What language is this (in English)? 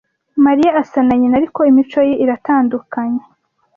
Kinyarwanda